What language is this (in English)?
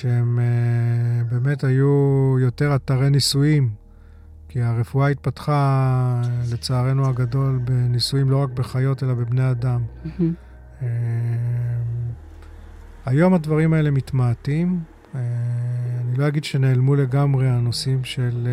Hebrew